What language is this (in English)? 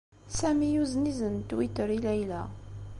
Kabyle